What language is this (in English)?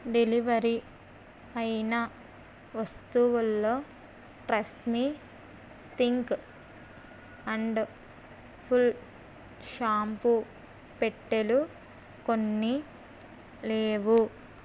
Telugu